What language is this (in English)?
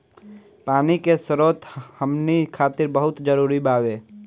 Bhojpuri